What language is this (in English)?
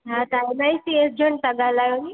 Sindhi